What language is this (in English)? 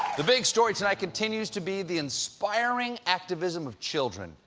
English